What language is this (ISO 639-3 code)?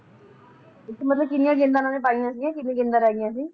pan